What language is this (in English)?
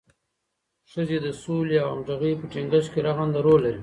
Pashto